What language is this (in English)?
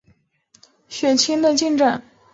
Chinese